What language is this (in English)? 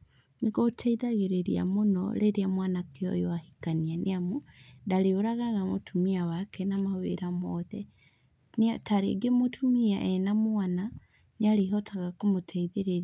Kikuyu